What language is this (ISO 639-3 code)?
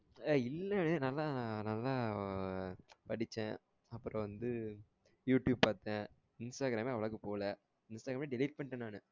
tam